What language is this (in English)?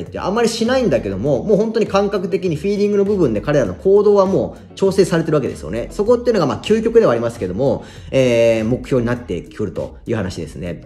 Japanese